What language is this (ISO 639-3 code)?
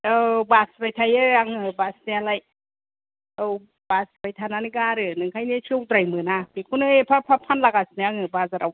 brx